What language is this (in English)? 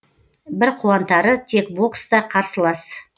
Kazakh